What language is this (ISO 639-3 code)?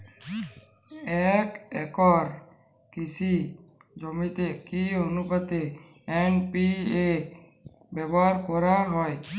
ben